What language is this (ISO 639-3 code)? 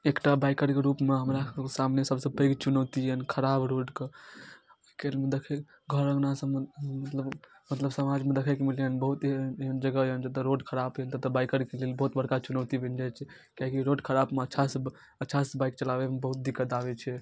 mai